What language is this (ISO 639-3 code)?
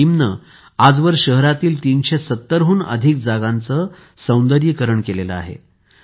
mar